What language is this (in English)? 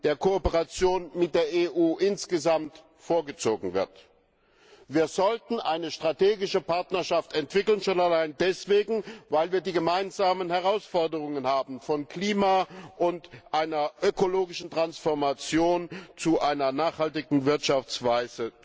German